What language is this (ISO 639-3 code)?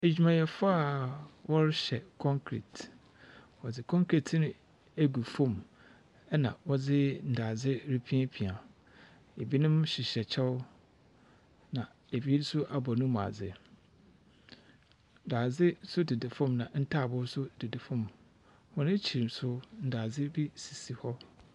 aka